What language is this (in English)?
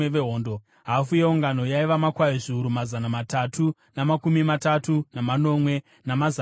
Shona